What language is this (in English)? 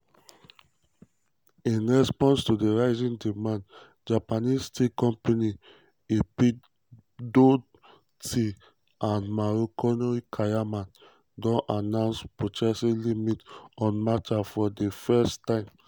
Nigerian Pidgin